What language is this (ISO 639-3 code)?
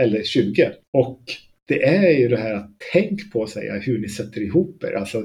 swe